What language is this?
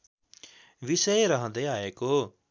Nepali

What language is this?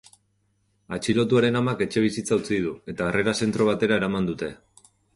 Basque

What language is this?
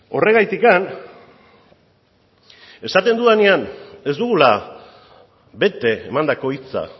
Basque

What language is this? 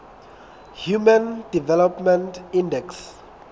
Southern Sotho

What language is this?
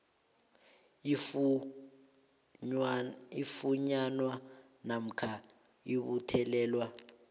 South Ndebele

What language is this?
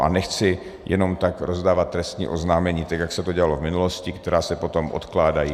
Czech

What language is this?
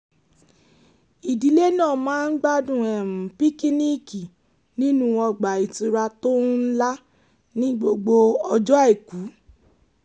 Yoruba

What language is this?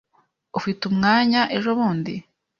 Kinyarwanda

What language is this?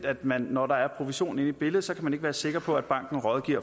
Danish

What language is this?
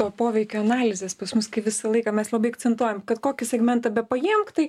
Lithuanian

